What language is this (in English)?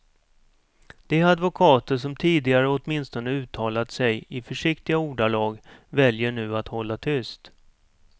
Swedish